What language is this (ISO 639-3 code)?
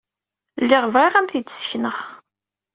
kab